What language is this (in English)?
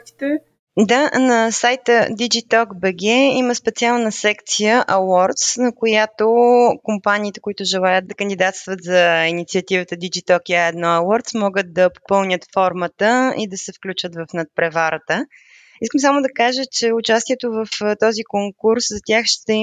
Bulgarian